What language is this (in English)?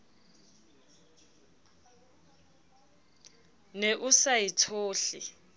Southern Sotho